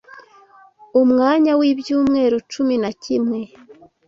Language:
Kinyarwanda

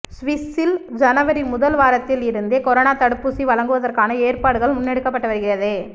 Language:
Tamil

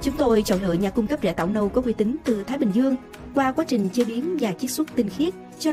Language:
Vietnamese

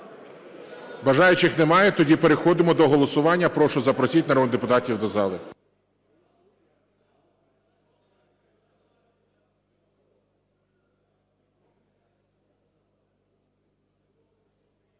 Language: Ukrainian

